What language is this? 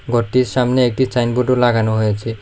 Bangla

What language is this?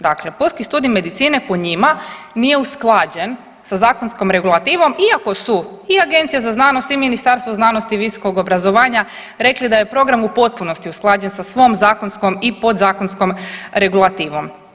Croatian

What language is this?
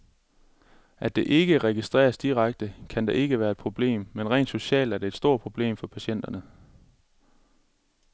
Danish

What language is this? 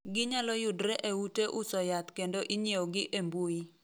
Luo (Kenya and Tanzania)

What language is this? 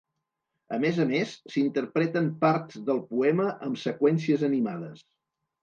Catalan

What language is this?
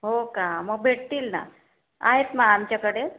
Marathi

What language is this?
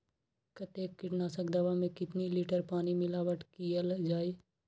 Magahi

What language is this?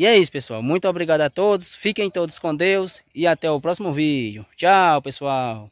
Portuguese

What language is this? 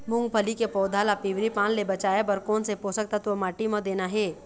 Chhattisgarhi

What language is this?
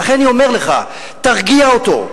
Hebrew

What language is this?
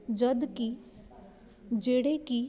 Punjabi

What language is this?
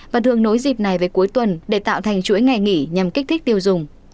Vietnamese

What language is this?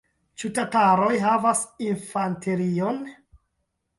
Esperanto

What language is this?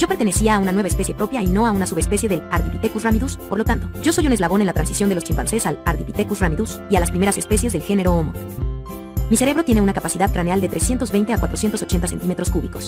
Spanish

